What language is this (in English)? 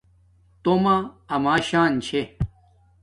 Domaaki